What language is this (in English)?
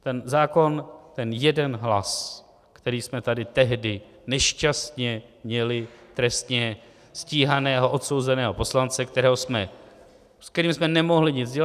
Czech